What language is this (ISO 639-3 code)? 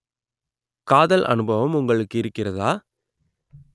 tam